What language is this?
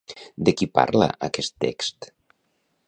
Catalan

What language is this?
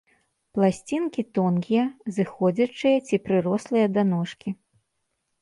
Belarusian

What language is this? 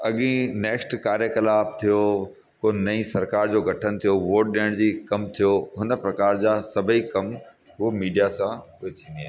Sindhi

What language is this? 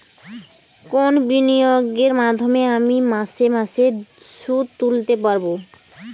Bangla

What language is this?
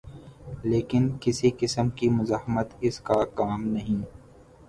Urdu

